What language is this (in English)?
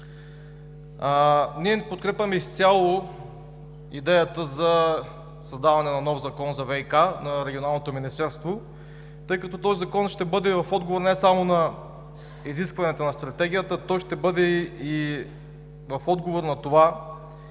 Bulgarian